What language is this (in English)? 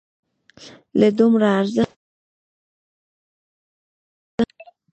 Pashto